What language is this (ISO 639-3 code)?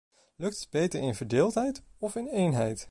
nld